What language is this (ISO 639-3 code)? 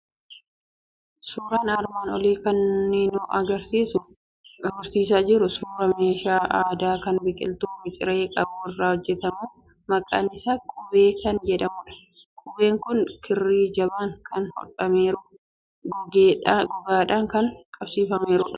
orm